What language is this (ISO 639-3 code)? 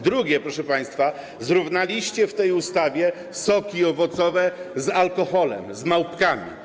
pol